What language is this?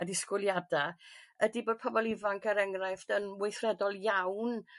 Welsh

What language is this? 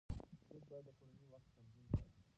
Pashto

